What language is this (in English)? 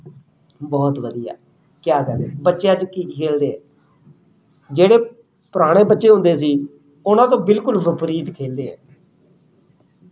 Punjabi